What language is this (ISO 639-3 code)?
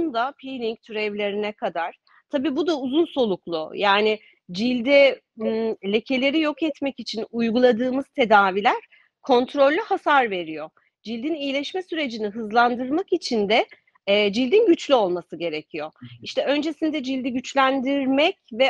tur